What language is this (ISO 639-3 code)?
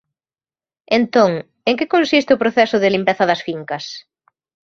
glg